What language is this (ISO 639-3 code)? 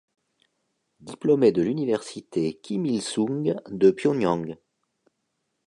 fra